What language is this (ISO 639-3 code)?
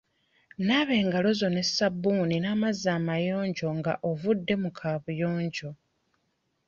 lug